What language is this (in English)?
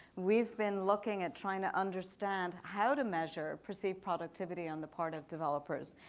English